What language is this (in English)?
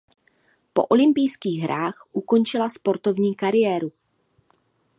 Czech